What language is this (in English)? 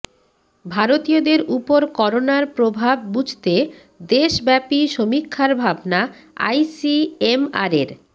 Bangla